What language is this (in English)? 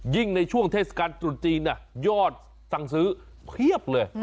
Thai